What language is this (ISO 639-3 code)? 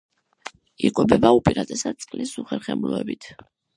kat